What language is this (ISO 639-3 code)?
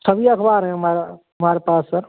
hin